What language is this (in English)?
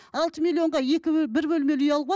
Kazakh